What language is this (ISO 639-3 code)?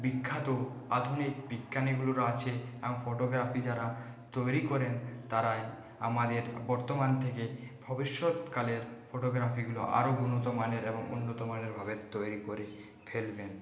ben